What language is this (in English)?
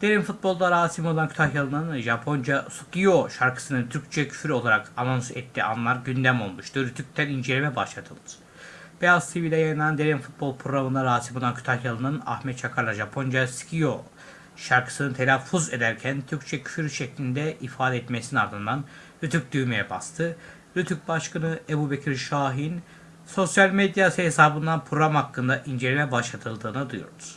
Turkish